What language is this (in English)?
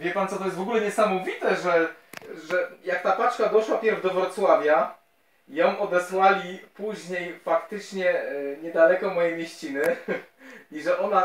Polish